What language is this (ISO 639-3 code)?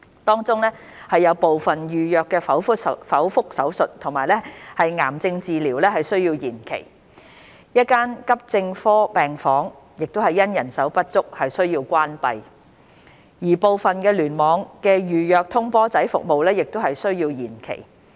yue